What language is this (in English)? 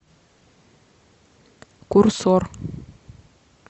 Russian